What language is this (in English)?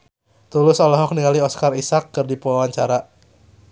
Sundanese